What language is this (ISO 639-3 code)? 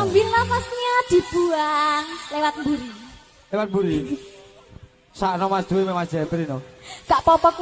ind